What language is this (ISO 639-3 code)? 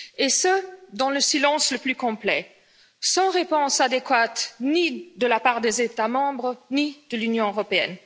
fra